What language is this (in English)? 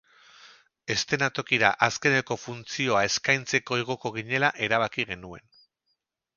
Basque